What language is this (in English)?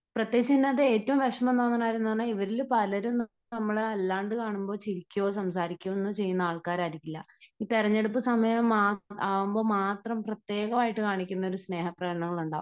Malayalam